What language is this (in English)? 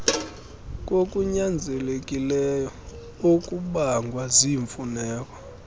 Xhosa